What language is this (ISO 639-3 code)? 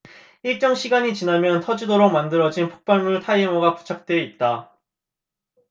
kor